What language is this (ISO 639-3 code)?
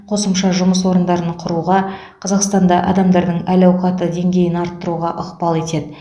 kaz